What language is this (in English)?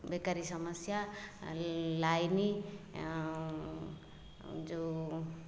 Odia